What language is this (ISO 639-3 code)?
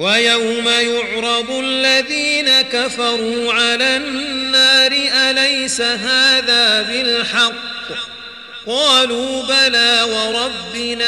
ara